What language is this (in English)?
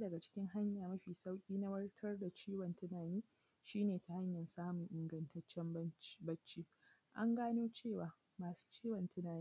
Hausa